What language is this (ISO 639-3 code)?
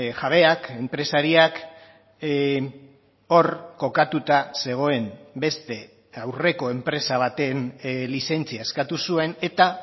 eus